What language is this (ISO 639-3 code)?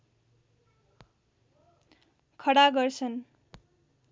nep